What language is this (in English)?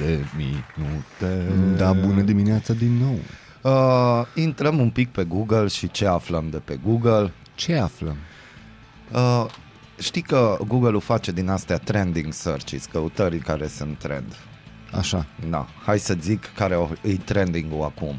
Romanian